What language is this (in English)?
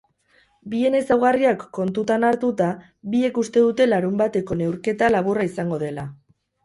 Basque